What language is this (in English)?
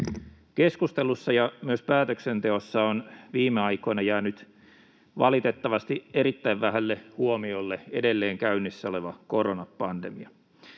Finnish